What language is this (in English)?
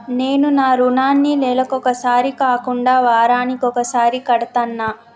Telugu